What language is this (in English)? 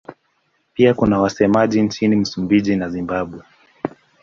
Swahili